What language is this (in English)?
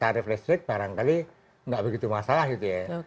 Indonesian